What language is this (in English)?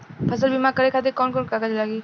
Bhojpuri